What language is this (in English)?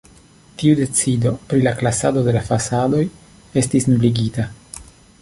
Esperanto